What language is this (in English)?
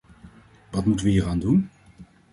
Dutch